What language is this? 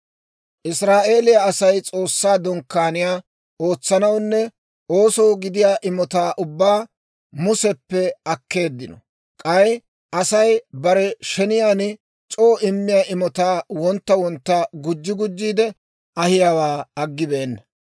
Dawro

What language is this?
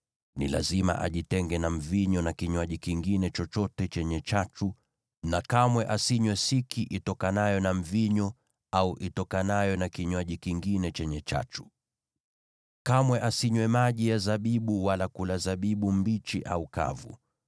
Swahili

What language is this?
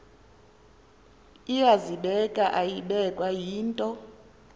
Xhosa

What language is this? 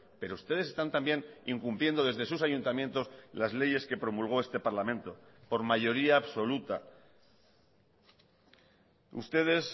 Spanish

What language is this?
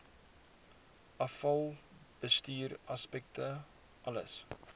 Afrikaans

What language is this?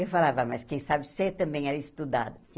Portuguese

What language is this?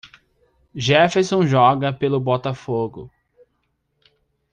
Portuguese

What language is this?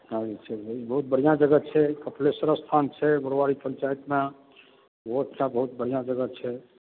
Maithili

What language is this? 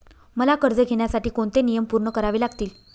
Marathi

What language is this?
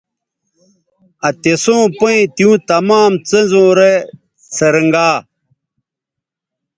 Bateri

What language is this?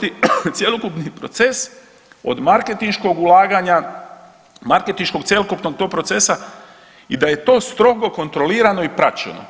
Croatian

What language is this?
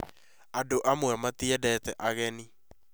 Kikuyu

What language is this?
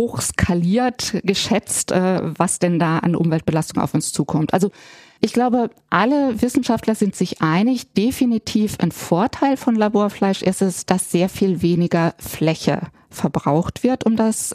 German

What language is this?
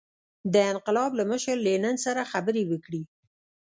Pashto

